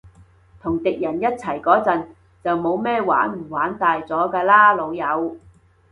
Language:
Cantonese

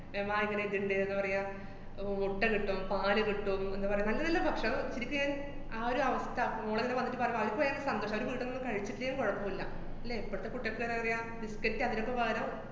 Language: Malayalam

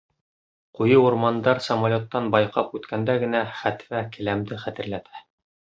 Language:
Bashkir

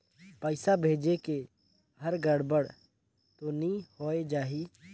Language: Chhattisgarhi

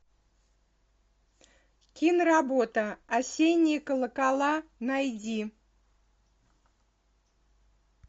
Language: Russian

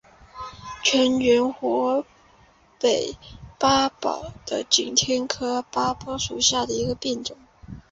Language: Chinese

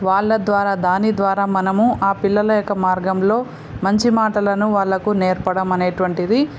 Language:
Telugu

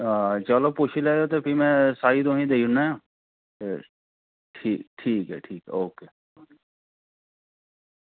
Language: Dogri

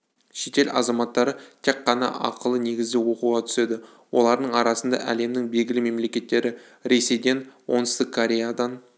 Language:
Kazakh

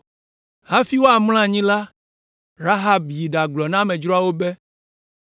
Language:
Ewe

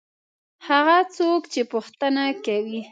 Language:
Pashto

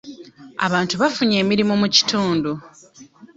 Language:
Ganda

